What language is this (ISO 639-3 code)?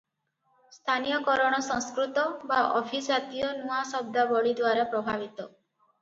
ori